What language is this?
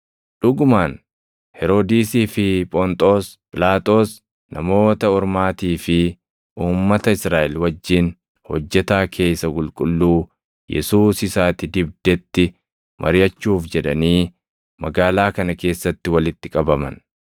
Oromo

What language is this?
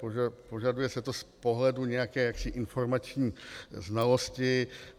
Czech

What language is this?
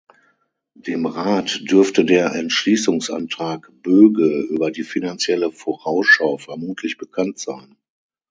German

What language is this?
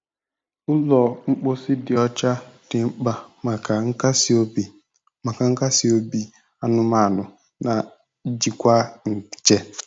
Igbo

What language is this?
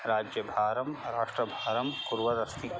Sanskrit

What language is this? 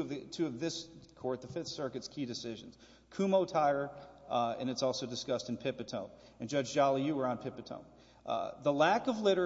English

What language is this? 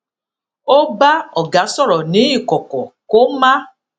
Yoruba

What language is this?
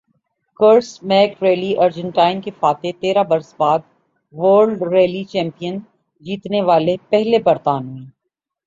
Urdu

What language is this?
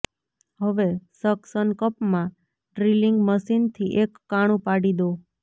Gujarati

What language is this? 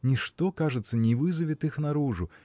Russian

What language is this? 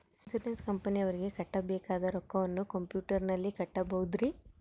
Kannada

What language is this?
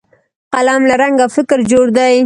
Pashto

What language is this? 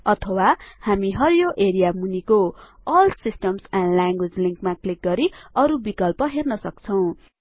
Nepali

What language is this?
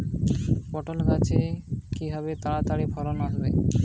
Bangla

